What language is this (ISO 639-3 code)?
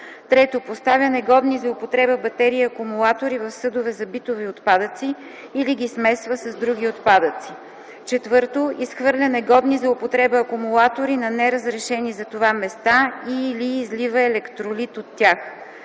bul